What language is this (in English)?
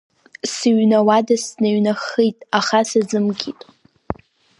Abkhazian